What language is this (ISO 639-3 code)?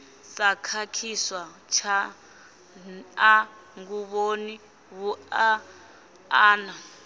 ven